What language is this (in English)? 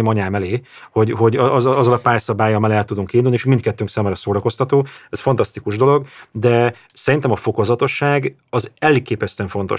Hungarian